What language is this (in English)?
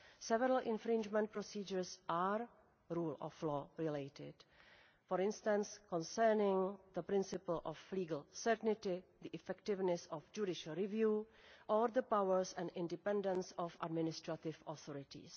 English